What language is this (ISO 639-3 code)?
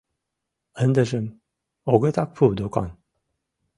chm